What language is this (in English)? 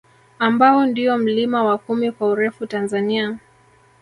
Swahili